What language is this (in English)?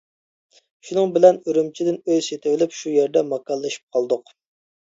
Uyghur